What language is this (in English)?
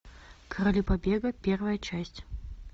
Russian